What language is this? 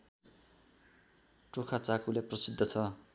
Nepali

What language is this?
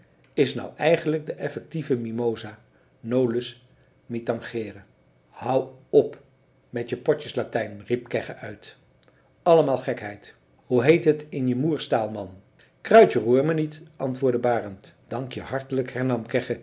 Dutch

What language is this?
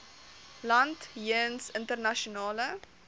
Afrikaans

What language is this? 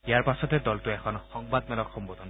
Assamese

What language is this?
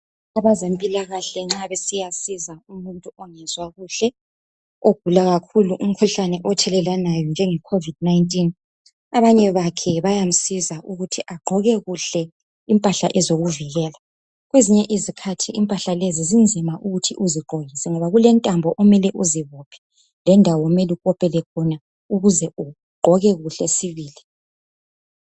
North Ndebele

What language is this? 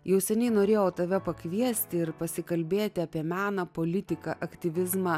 Lithuanian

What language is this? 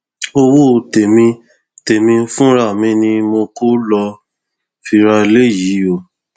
Yoruba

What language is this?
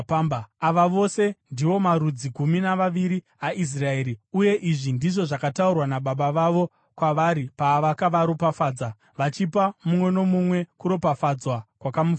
Shona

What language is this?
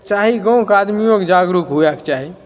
Maithili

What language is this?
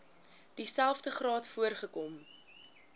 Afrikaans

